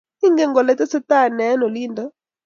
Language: Kalenjin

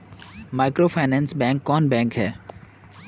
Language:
Magahi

